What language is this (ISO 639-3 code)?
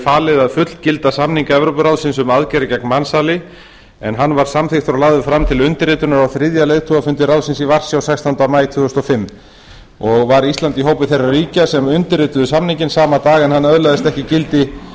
isl